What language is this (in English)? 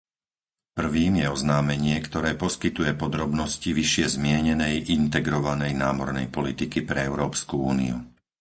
Slovak